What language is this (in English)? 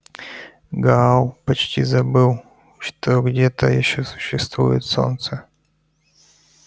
Russian